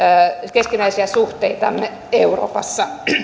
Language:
Finnish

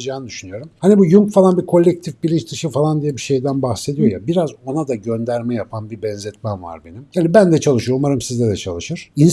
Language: Turkish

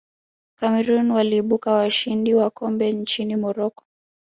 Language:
Swahili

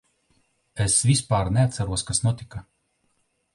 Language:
Latvian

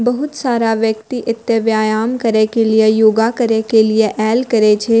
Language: Maithili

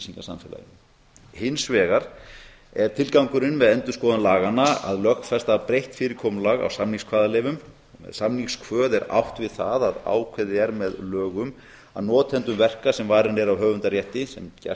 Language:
Icelandic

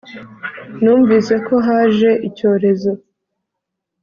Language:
Kinyarwanda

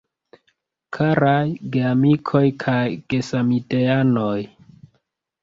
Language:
Esperanto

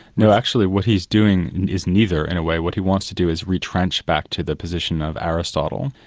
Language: English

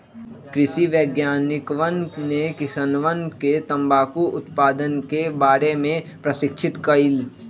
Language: Magahi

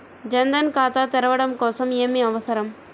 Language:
Telugu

